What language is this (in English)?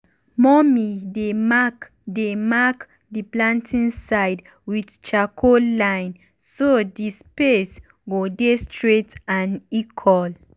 Nigerian Pidgin